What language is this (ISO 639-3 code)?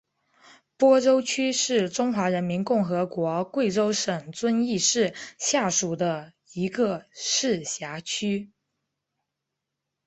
zho